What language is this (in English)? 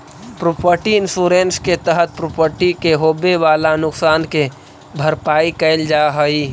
Magahi